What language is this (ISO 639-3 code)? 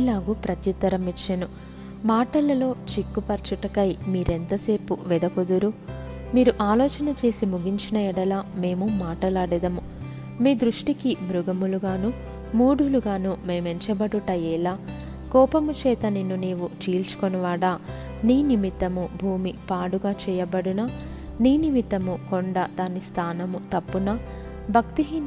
tel